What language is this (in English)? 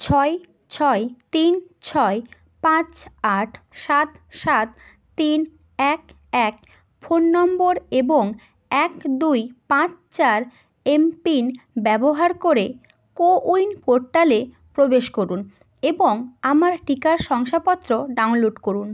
Bangla